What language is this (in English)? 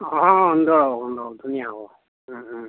Assamese